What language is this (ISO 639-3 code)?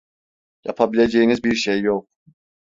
tur